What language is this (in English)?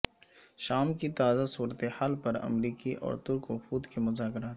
Urdu